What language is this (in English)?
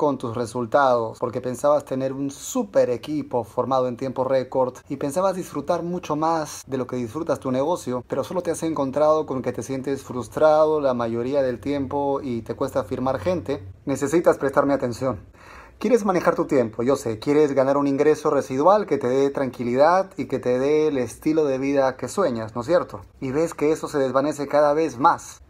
Spanish